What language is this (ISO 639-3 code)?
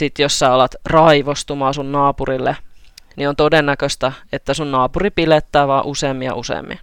fin